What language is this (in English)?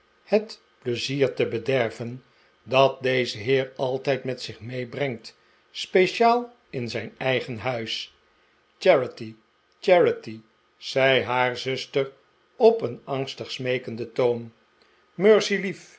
Dutch